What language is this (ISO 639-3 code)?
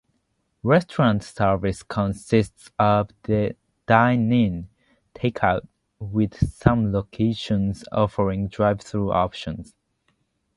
eng